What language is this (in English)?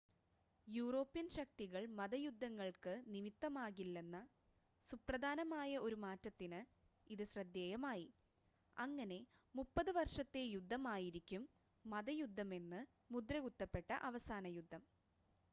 Malayalam